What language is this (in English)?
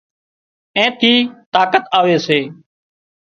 Wadiyara Koli